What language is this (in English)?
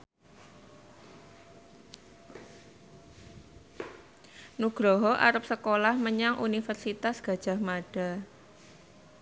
Javanese